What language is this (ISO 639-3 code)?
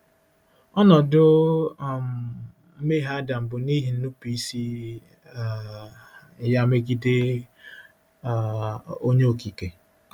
ibo